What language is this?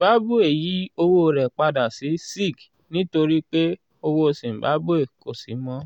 Yoruba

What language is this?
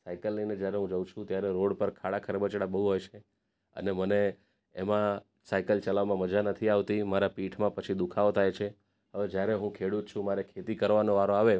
Gujarati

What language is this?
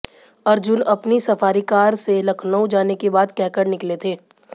Hindi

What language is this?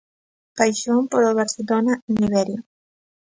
Galician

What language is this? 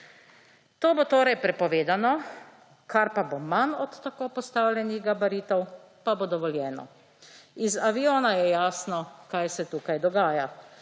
Slovenian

